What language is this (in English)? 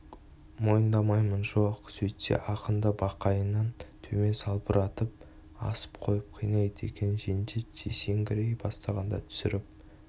Kazakh